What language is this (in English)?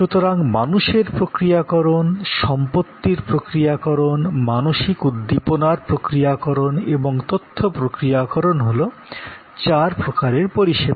Bangla